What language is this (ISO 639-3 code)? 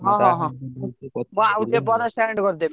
ori